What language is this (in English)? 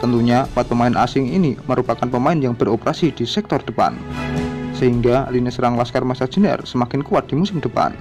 Indonesian